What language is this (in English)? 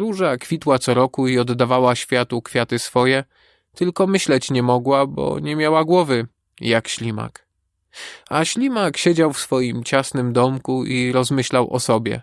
Polish